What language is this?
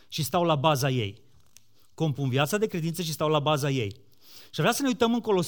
Romanian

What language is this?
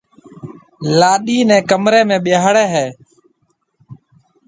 Marwari (Pakistan)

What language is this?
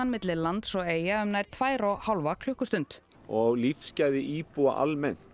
Icelandic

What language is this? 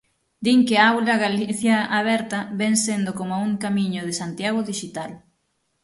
Galician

